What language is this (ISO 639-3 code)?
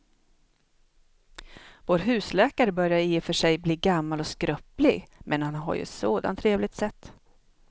swe